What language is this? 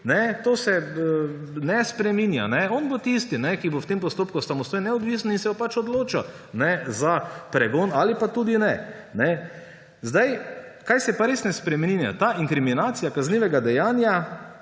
Slovenian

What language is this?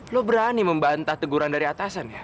Indonesian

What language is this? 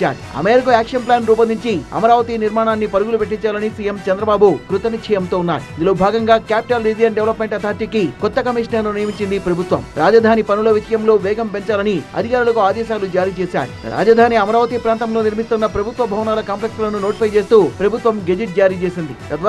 Telugu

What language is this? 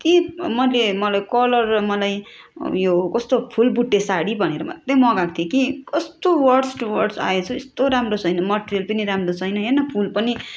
Nepali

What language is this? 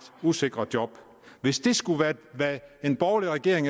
Danish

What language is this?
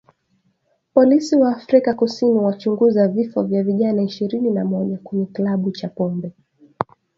Swahili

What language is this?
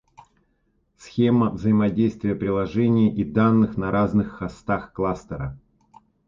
Russian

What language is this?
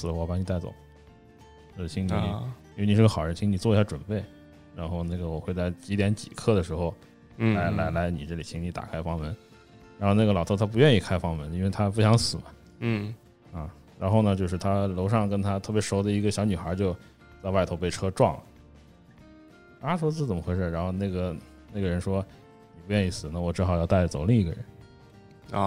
Chinese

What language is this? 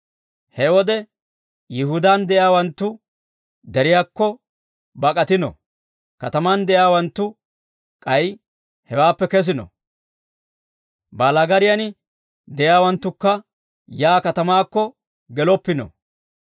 Dawro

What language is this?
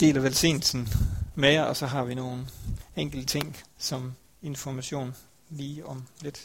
Danish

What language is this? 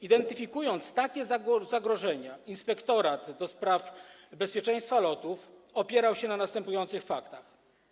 Polish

